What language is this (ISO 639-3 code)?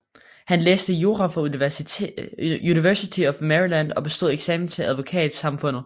dan